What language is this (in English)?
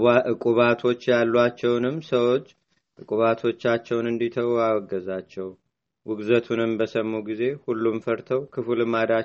Amharic